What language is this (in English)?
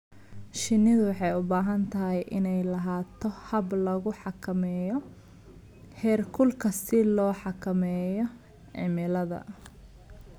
Somali